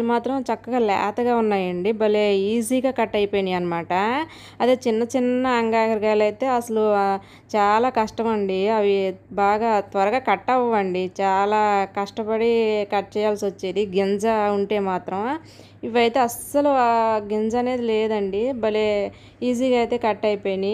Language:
Telugu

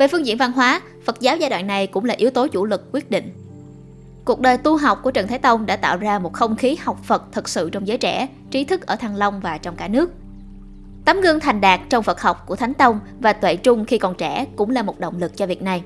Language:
Vietnamese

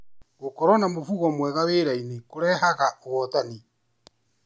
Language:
Kikuyu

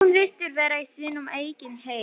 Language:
Icelandic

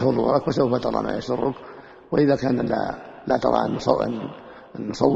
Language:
Arabic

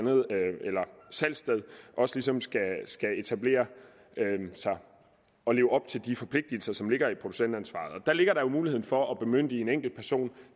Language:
Danish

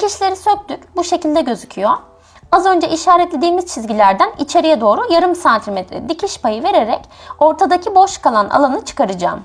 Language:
Turkish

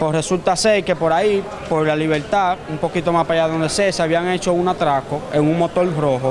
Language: Spanish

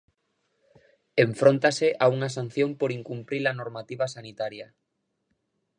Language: Galician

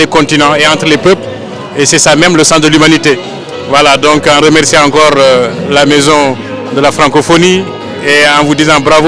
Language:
French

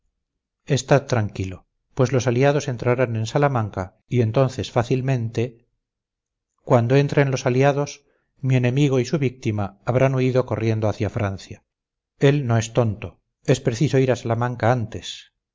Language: Spanish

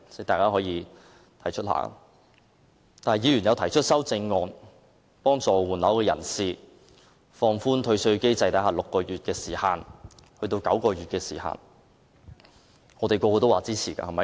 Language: Cantonese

